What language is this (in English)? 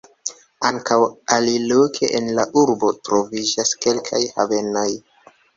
Esperanto